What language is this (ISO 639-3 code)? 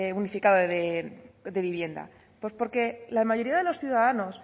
spa